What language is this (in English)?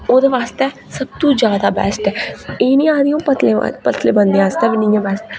Dogri